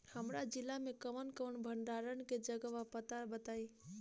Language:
Bhojpuri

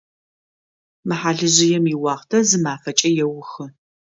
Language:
Adyghe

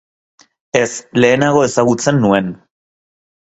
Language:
Basque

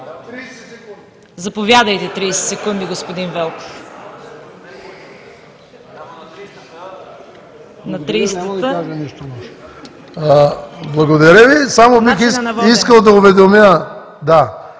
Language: Bulgarian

